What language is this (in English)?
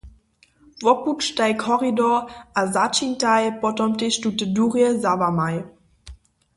Upper Sorbian